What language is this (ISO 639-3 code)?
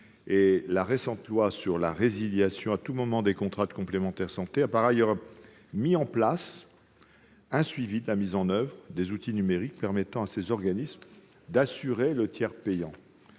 fra